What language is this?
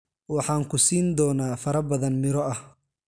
Somali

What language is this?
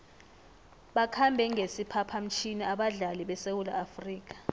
South Ndebele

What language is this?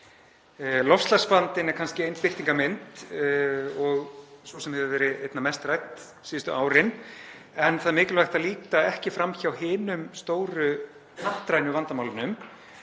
Icelandic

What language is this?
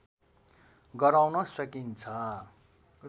Nepali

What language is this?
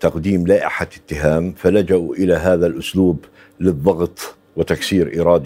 Arabic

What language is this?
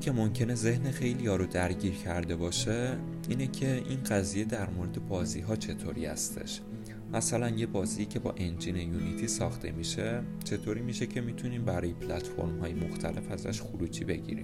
Persian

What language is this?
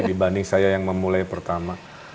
Indonesian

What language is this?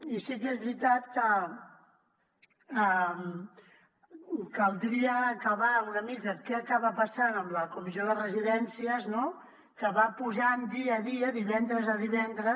Catalan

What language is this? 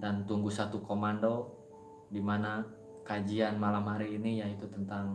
Indonesian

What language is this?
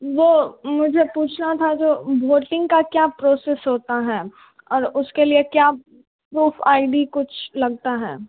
Hindi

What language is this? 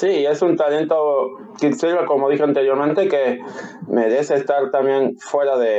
Spanish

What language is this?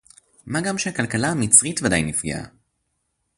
Hebrew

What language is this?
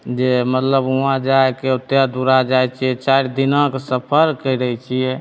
Maithili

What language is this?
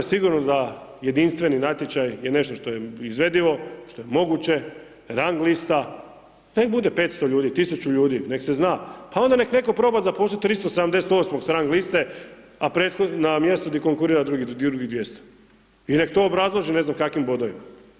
Croatian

